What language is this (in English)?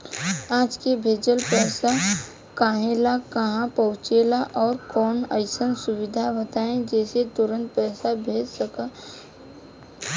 Bhojpuri